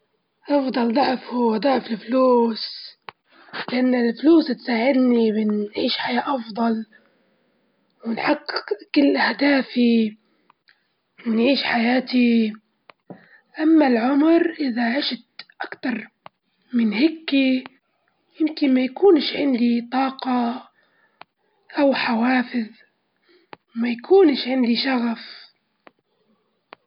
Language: Libyan Arabic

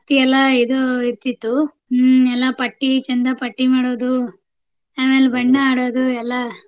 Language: Kannada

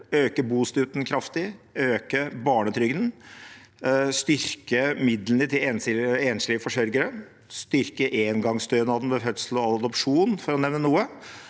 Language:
Norwegian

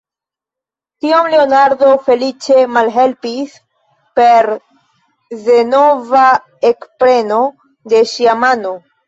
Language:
Esperanto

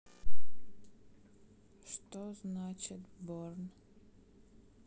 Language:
Russian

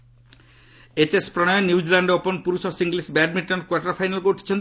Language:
Odia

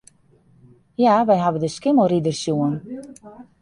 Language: Western Frisian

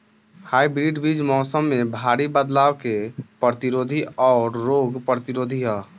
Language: Bhojpuri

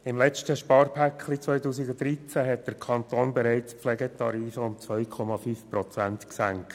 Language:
Swiss German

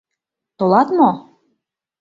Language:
Mari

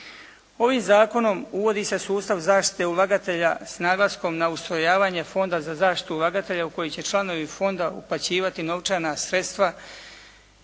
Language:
Croatian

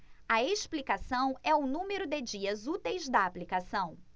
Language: Portuguese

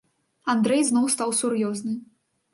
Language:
Belarusian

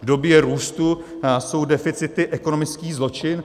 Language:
Czech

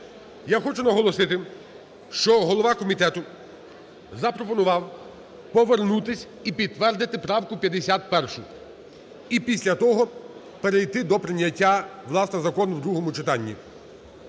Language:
Ukrainian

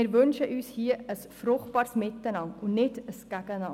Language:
Swiss German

